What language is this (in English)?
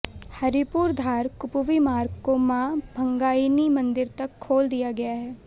Hindi